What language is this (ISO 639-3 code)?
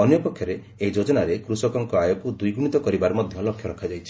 ori